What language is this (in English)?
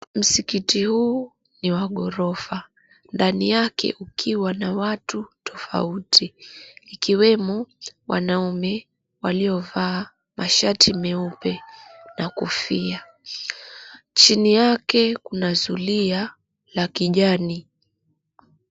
Swahili